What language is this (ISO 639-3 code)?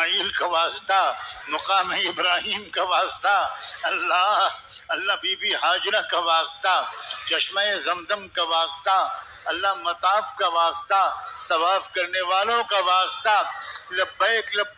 ara